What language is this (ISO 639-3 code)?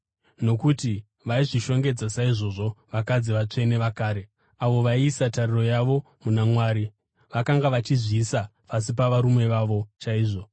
sna